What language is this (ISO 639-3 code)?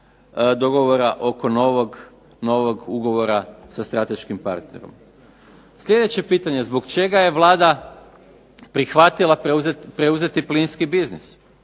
hrv